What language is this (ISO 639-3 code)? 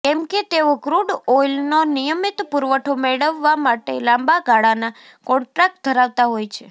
guj